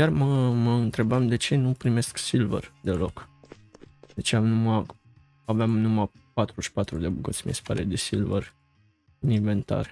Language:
Romanian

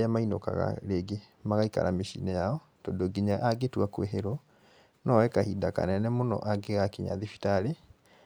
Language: Kikuyu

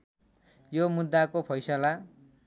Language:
Nepali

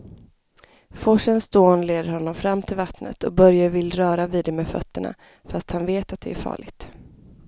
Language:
Swedish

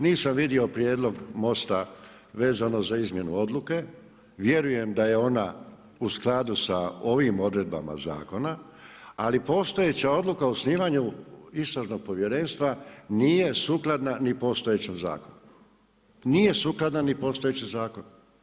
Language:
Croatian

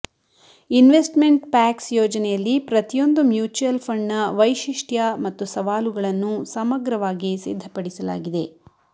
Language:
Kannada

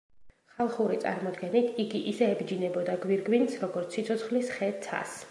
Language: Georgian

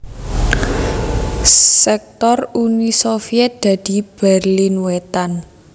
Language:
Javanese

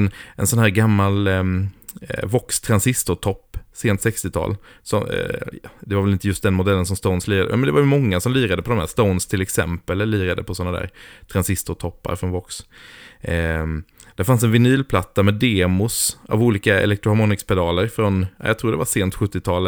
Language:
Swedish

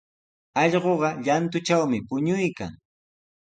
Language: Sihuas Ancash Quechua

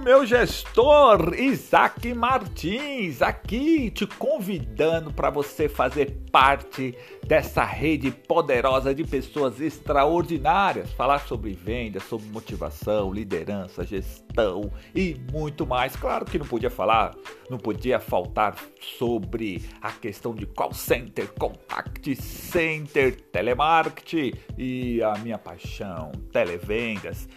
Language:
Portuguese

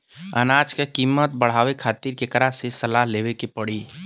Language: Bhojpuri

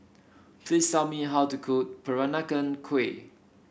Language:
English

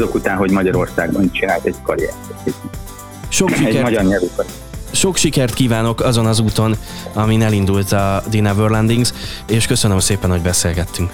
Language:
Hungarian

